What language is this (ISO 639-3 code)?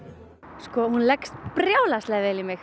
isl